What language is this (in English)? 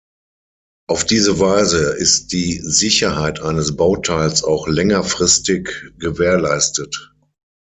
German